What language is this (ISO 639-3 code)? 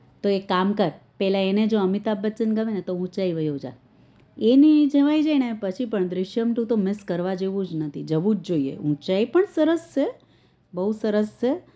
guj